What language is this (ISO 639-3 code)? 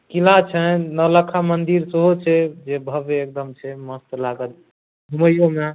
mai